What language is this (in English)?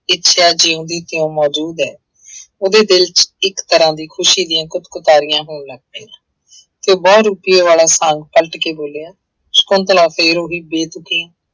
Punjabi